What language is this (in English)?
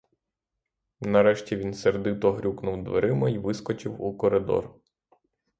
Ukrainian